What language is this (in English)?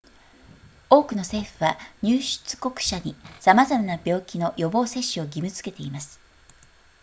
Japanese